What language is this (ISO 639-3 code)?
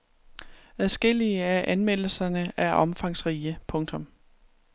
dan